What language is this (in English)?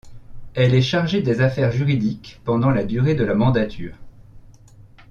French